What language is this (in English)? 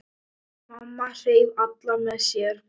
Icelandic